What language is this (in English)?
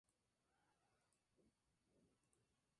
Spanish